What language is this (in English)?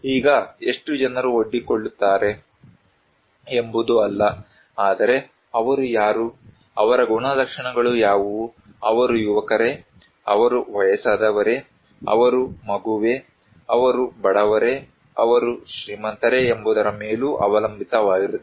Kannada